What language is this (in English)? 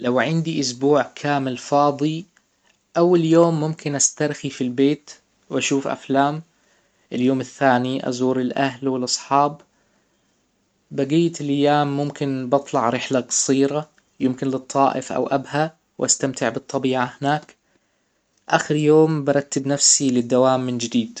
Hijazi Arabic